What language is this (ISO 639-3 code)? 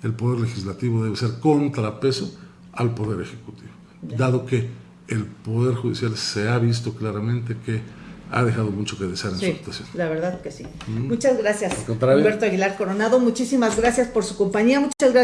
spa